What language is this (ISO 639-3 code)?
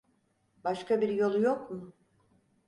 tur